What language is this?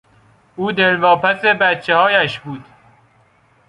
Persian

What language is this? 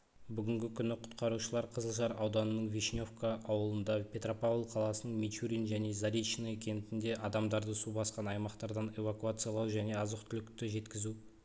Kazakh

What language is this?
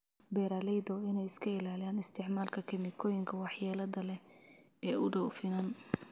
Somali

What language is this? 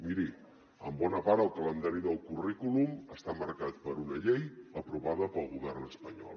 Catalan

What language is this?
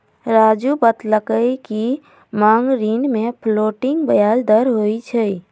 Magahi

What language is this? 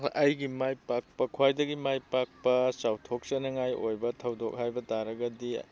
Manipuri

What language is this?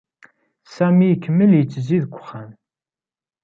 Kabyle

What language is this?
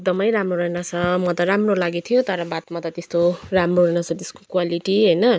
Nepali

